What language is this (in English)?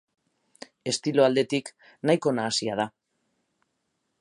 Basque